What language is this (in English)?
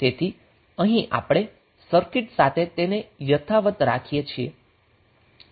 Gujarati